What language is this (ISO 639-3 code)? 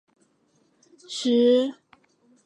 zho